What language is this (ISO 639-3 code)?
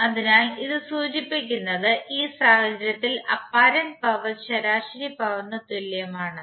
mal